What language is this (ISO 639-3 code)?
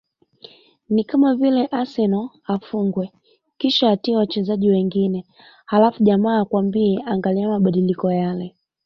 swa